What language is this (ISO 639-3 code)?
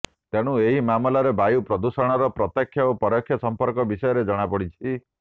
ori